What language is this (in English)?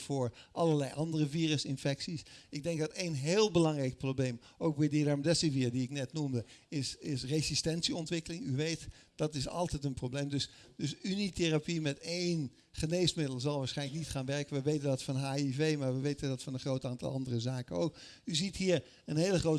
Dutch